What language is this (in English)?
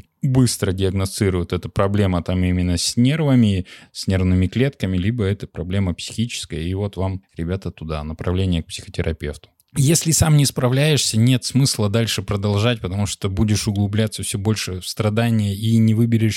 Russian